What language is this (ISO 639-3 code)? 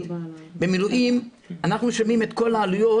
heb